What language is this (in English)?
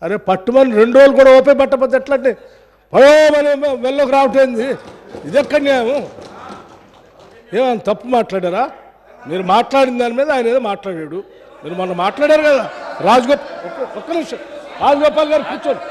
Telugu